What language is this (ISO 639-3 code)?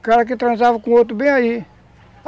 por